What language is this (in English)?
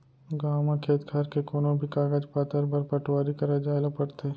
Chhattisgarhi